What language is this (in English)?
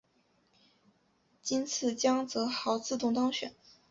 Chinese